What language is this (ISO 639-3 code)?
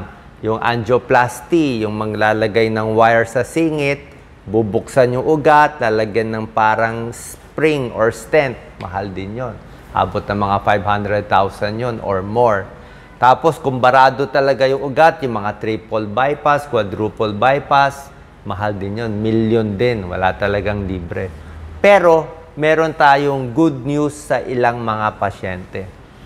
fil